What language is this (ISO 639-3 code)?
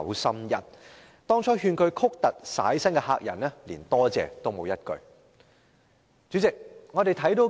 yue